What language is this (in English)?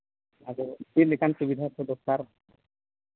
Santali